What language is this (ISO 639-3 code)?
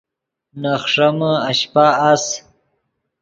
ydg